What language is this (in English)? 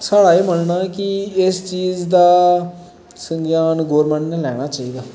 Dogri